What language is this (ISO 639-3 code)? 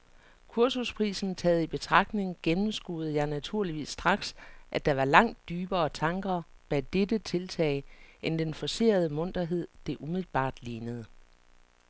dan